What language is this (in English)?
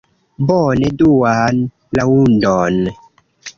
Esperanto